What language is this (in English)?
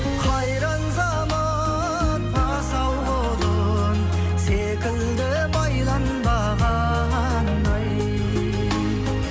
Kazakh